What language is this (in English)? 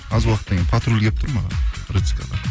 Kazakh